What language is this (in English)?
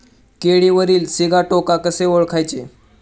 Marathi